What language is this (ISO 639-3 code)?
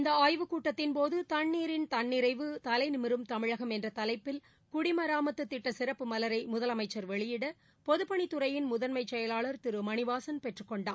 tam